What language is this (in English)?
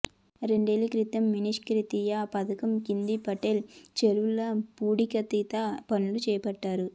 Telugu